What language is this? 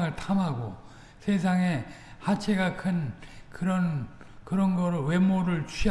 Korean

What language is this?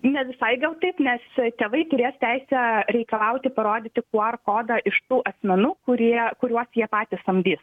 Lithuanian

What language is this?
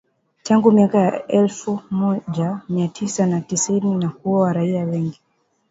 Swahili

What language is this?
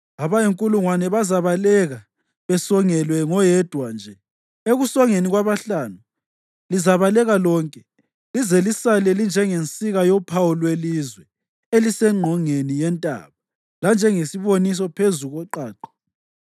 North Ndebele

